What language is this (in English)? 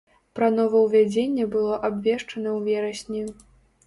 Belarusian